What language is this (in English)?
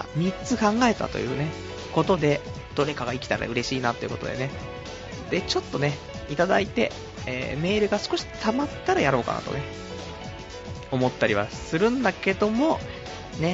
Japanese